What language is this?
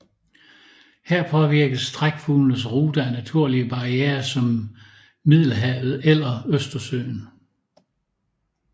Danish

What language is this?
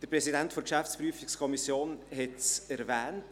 Swiss German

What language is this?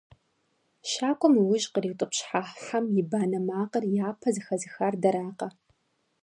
Kabardian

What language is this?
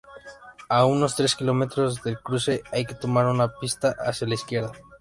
Spanish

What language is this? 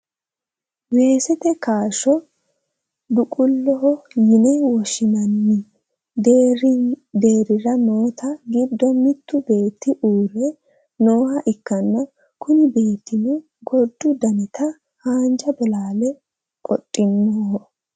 Sidamo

